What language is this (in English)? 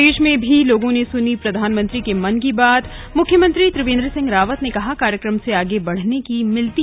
Hindi